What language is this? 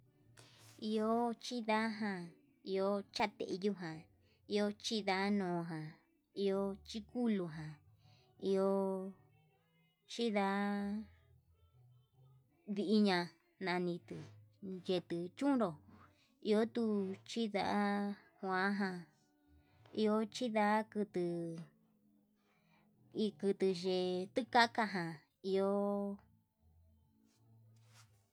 Yutanduchi Mixtec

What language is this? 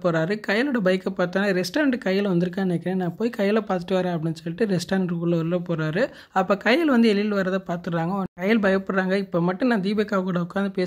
Tamil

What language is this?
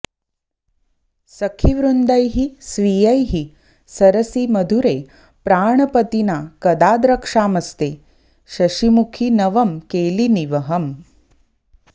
Sanskrit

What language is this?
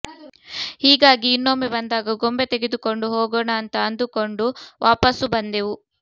Kannada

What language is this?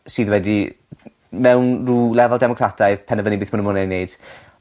Welsh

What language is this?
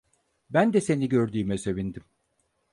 Turkish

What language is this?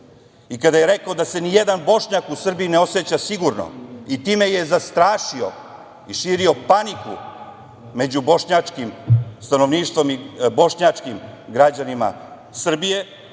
Serbian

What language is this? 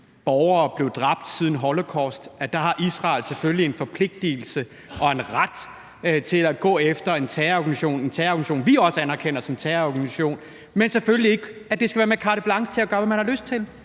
Danish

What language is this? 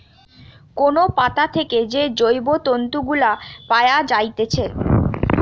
Bangla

